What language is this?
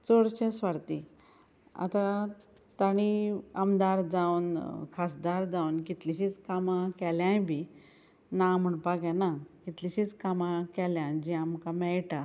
Konkani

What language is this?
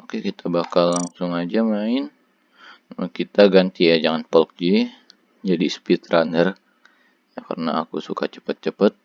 Indonesian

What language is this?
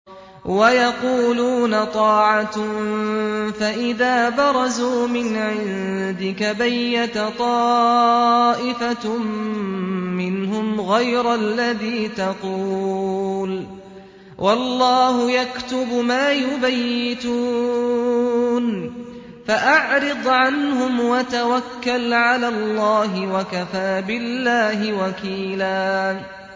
Arabic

